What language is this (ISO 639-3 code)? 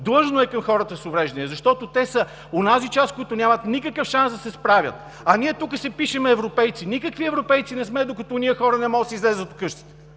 bul